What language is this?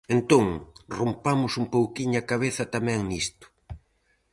Galician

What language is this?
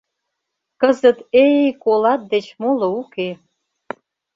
Mari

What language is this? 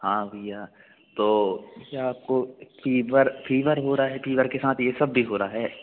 Hindi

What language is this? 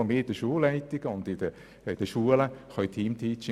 Swiss German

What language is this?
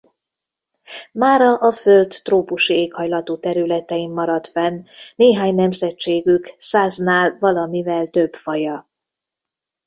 Hungarian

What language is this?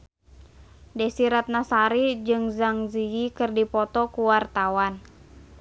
Sundanese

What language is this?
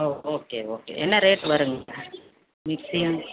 Tamil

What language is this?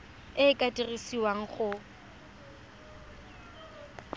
Tswana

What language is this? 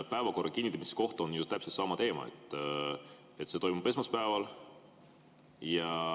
Estonian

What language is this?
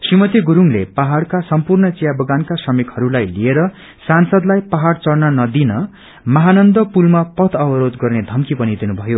Nepali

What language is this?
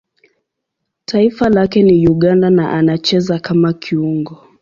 Swahili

